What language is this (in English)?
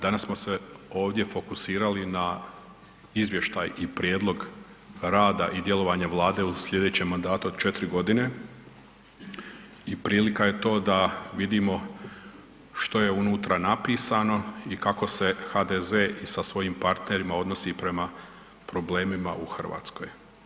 Croatian